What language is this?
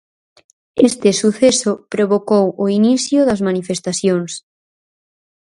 Galician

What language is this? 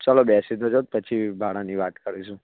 Gujarati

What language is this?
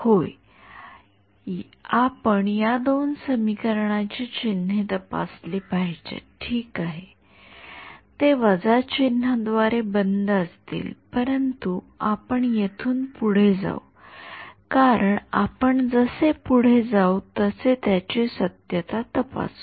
Marathi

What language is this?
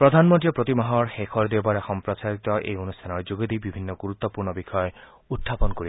Assamese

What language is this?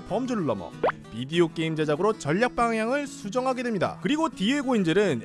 Korean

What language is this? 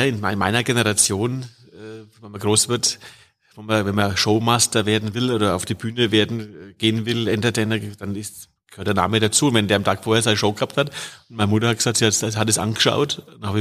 German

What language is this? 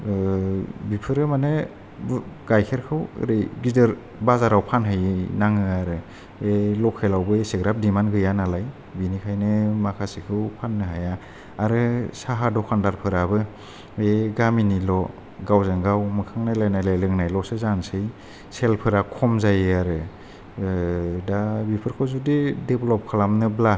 Bodo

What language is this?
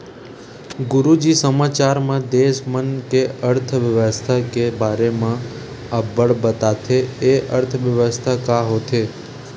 Chhattisgarhi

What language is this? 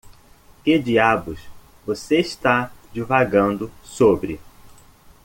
Portuguese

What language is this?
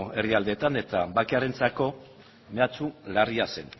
Basque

